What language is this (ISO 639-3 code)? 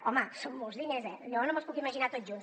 cat